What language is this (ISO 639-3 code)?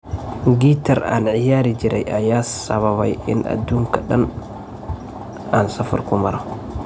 som